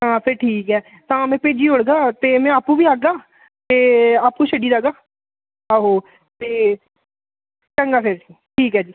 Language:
Dogri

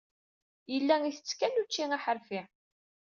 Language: Kabyle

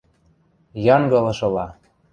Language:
Western Mari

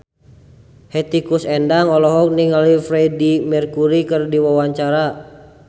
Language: Sundanese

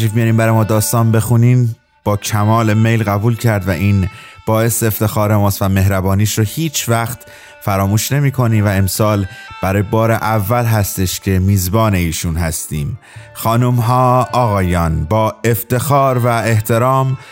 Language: Persian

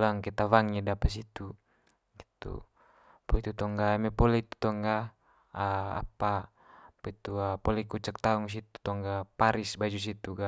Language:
Manggarai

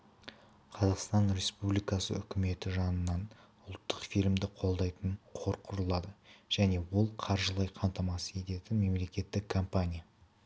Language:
Kazakh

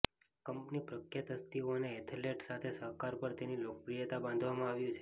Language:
Gujarati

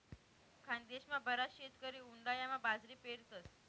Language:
Marathi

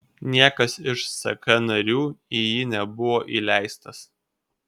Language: Lithuanian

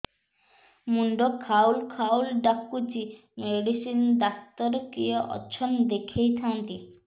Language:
Odia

